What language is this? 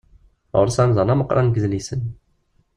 Kabyle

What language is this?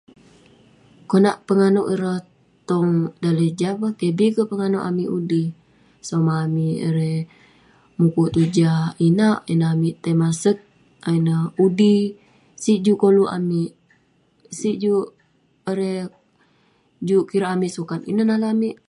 Western Penan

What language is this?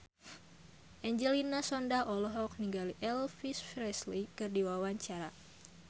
Sundanese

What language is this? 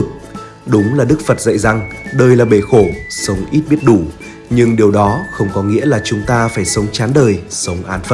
Vietnamese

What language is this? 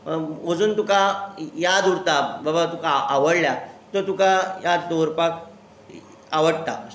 Konkani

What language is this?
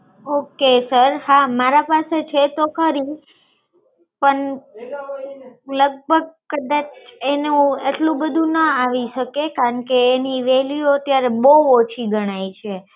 Gujarati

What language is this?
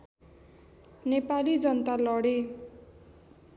Nepali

